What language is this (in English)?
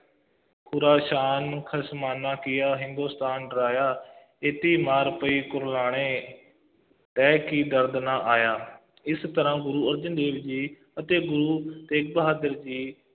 Punjabi